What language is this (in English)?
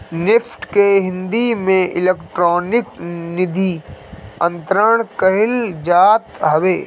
Bhojpuri